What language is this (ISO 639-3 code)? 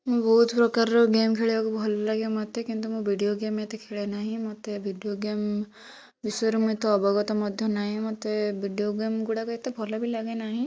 ori